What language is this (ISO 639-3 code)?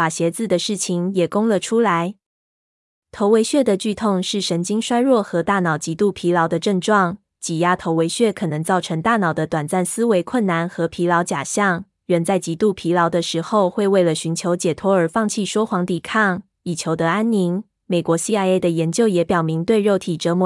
zho